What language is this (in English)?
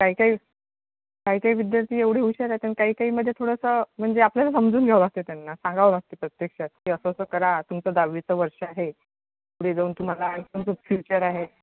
Marathi